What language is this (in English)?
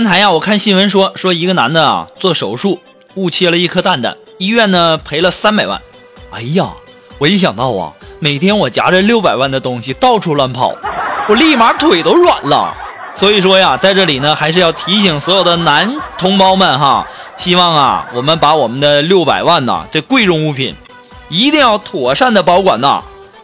Chinese